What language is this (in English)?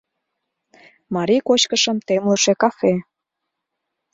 Mari